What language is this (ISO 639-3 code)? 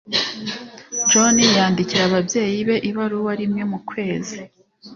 kin